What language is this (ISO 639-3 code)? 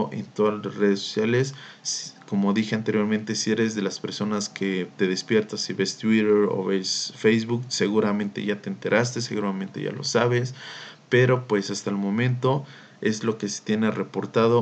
spa